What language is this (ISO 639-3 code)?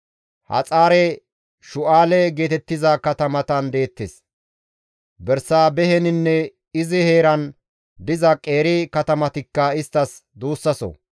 gmv